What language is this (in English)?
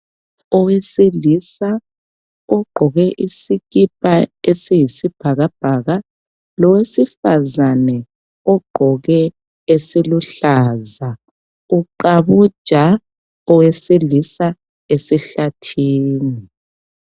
North Ndebele